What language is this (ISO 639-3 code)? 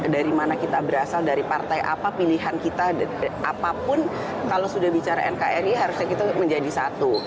ind